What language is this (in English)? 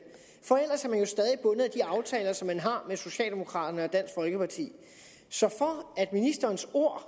Danish